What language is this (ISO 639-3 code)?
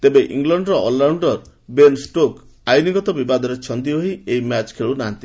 ori